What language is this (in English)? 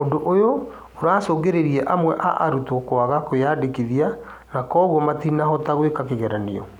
Kikuyu